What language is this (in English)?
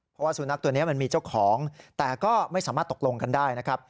Thai